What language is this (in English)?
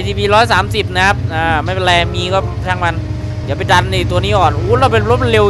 Thai